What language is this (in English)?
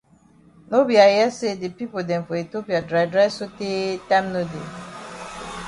Cameroon Pidgin